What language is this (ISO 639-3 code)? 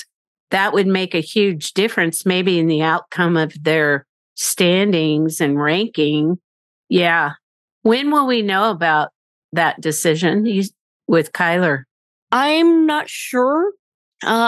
eng